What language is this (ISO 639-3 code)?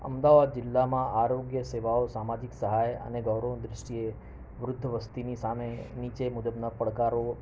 guj